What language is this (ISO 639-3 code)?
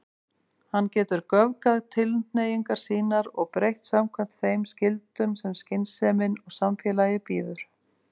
isl